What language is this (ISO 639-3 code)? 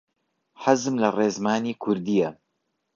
ckb